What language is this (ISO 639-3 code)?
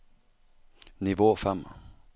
nor